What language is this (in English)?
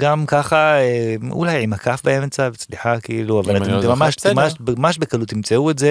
Hebrew